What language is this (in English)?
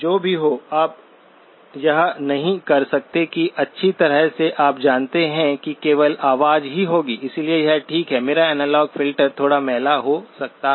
Hindi